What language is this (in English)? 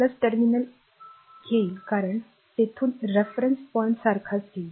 Marathi